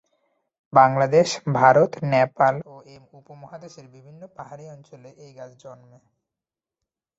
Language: Bangla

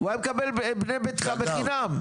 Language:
Hebrew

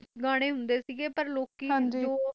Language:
Punjabi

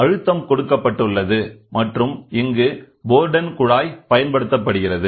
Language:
Tamil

